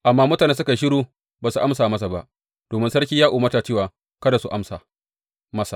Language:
Hausa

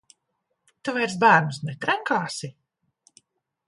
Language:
Latvian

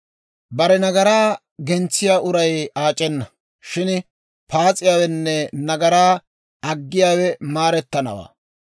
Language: Dawro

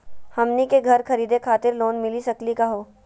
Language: Magahi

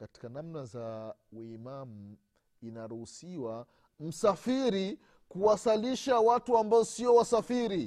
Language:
Swahili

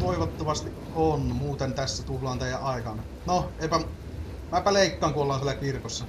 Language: Finnish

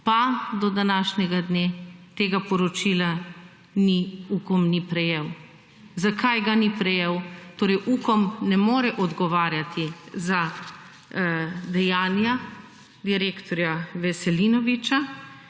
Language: Slovenian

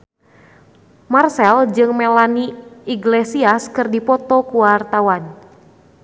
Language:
Sundanese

